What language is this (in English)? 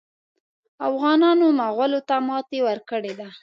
Pashto